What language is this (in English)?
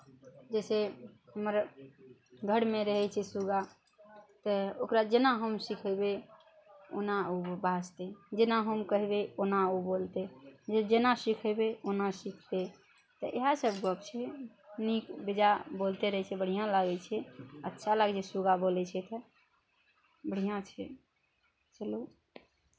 Maithili